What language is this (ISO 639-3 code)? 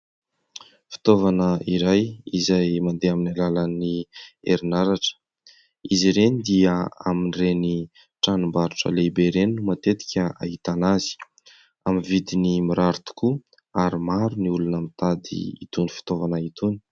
mlg